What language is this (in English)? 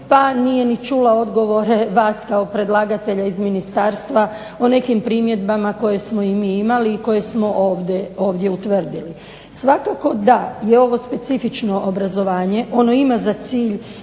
Croatian